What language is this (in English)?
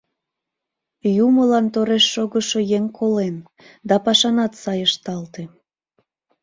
Mari